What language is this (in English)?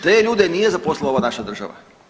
Croatian